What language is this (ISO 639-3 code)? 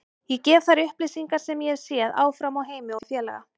isl